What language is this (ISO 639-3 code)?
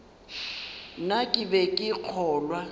nso